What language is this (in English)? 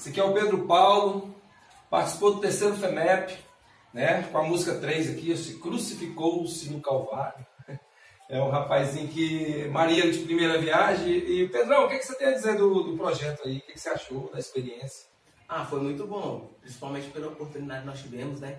Portuguese